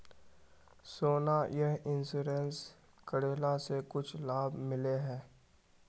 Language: Magahi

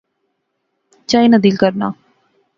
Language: Pahari-Potwari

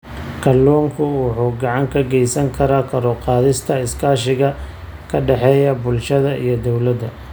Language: Somali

